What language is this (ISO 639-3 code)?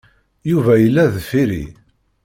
kab